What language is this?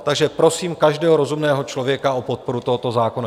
Czech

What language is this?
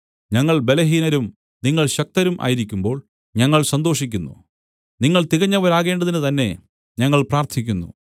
Malayalam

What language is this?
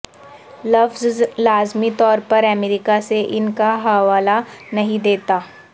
Urdu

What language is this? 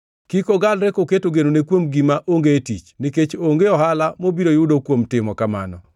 Luo (Kenya and Tanzania)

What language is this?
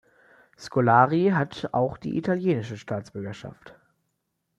German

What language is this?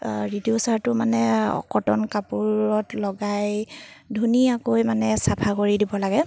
Assamese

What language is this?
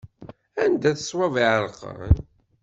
Kabyle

